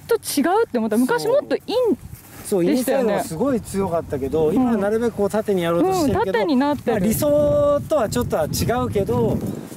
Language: Japanese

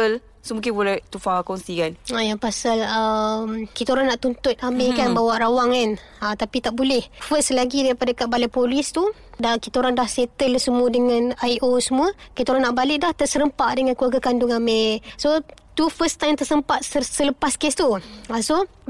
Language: Malay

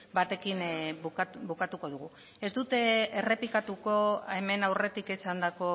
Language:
Basque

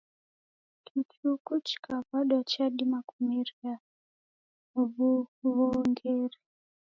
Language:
Taita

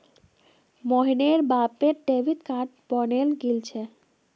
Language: Magahi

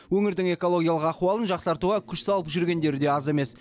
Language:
Kazakh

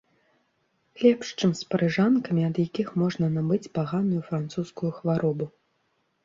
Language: Belarusian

